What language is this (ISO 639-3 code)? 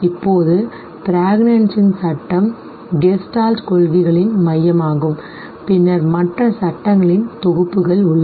tam